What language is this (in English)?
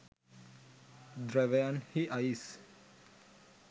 Sinhala